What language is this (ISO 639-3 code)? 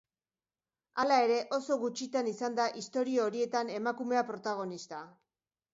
eus